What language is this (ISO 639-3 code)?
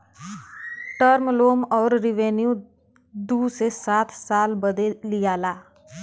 bho